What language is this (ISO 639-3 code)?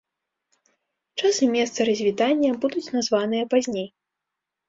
bel